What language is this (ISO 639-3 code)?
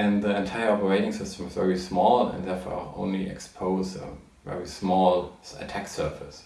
eng